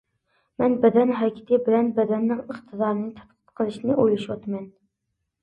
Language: Uyghur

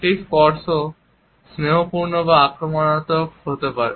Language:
Bangla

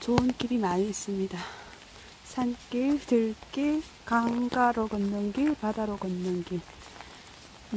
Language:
Korean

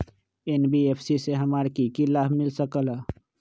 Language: Magahi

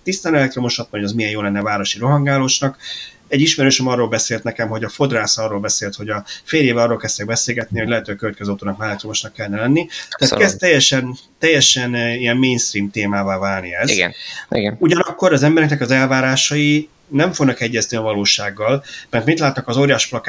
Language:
Hungarian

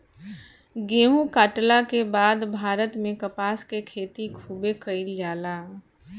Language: Bhojpuri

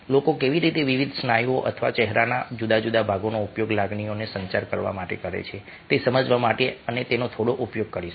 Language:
Gujarati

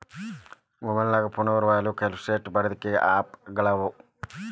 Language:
Kannada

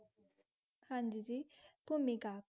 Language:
Punjabi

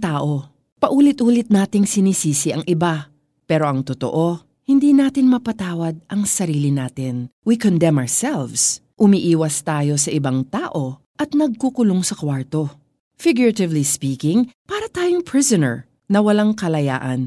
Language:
Filipino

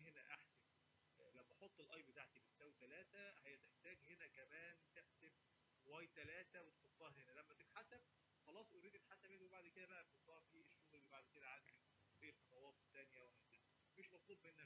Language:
Arabic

